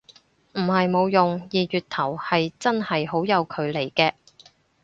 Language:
Cantonese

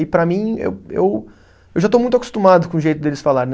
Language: Portuguese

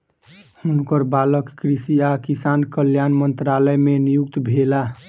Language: Maithili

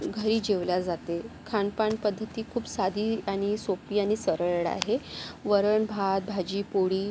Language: Marathi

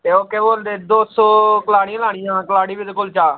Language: Dogri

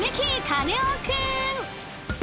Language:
Japanese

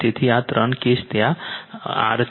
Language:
Gujarati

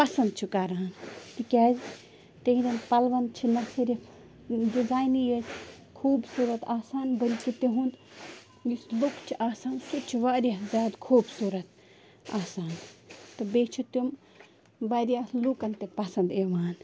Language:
Kashmiri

